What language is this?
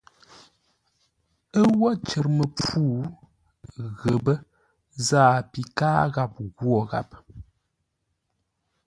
Ngombale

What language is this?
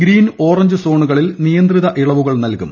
Malayalam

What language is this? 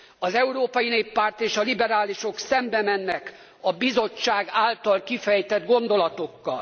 Hungarian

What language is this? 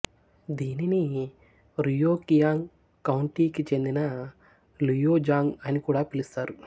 Telugu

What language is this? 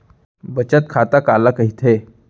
Chhattisgarhi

